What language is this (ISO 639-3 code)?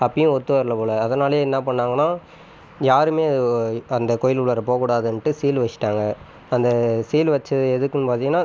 tam